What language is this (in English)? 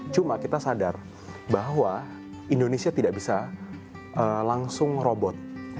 Indonesian